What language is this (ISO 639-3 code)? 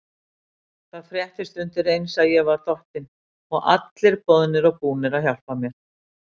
isl